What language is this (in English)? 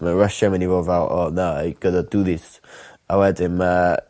Welsh